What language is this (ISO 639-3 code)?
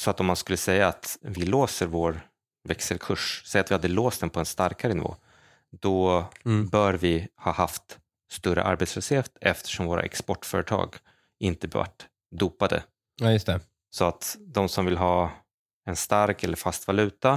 swe